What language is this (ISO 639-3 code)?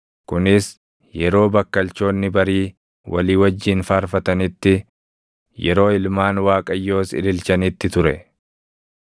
orm